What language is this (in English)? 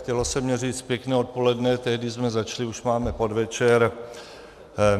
Czech